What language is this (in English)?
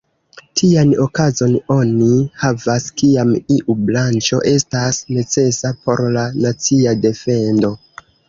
Esperanto